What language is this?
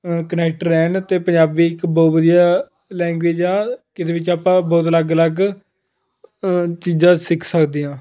Punjabi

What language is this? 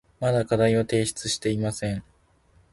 Japanese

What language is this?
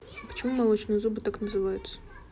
Russian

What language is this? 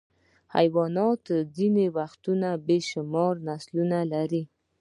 Pashto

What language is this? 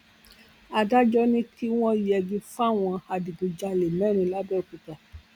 Yoruba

